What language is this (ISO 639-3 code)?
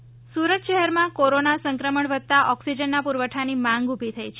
guj